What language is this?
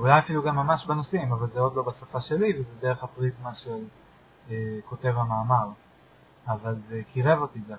Hebrew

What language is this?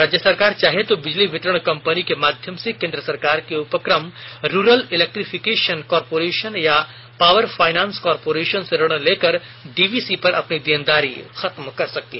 Hindi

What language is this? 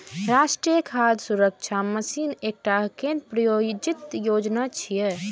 Maithili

